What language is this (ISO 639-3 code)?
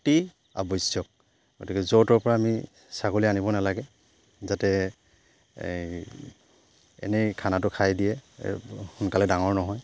asm